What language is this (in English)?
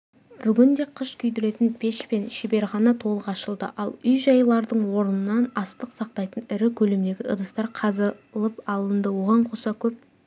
Kazakh